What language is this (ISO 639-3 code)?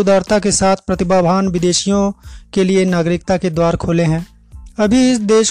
hin